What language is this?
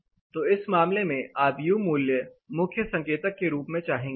Hindi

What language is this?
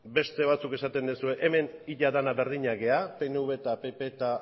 Basque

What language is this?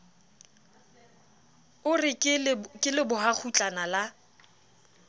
Southern Sotho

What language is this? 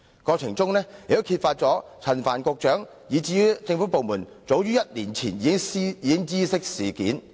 Cantonese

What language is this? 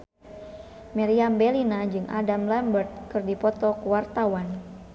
Sundanese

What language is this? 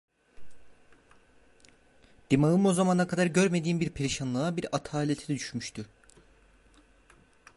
Turkish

